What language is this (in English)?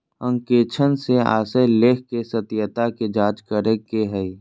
Magahi